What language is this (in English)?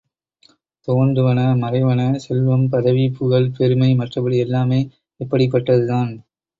Tamil